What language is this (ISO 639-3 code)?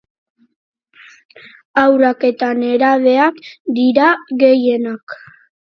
eus